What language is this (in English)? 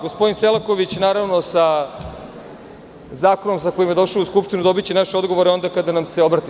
Serbian